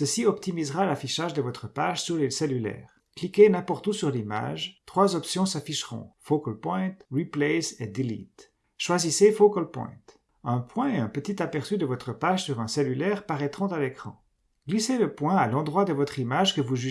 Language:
French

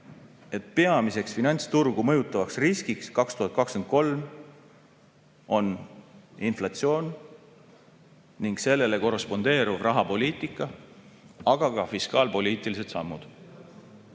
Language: Estonian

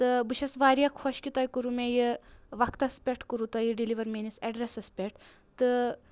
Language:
Kashmiri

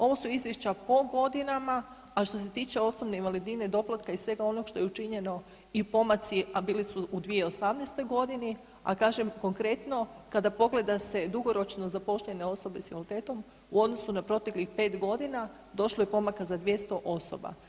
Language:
Croatian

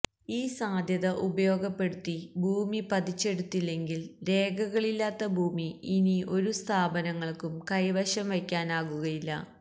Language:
Malayalam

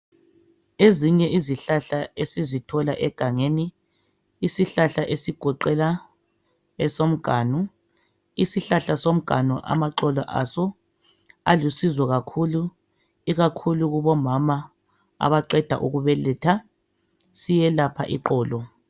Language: North Ndebele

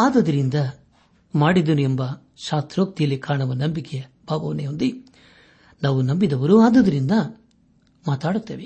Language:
Kannada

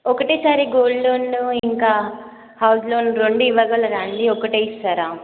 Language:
Telugu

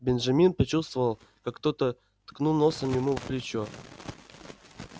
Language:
Russian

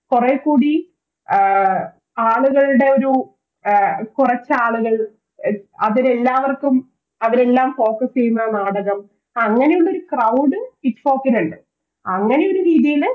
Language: Malayalam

